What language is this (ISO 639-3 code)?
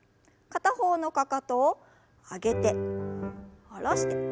jpn